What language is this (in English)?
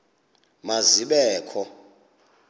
Xhosa